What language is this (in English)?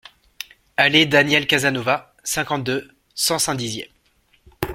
French